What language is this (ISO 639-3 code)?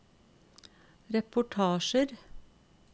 nor